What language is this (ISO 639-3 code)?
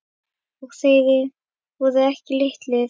isl